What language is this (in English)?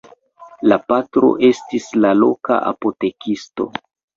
Esperanto